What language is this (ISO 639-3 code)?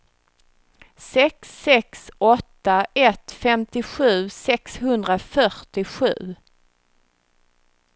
swe